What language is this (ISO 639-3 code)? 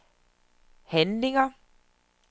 dan